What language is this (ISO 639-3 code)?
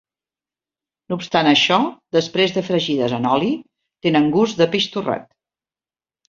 cat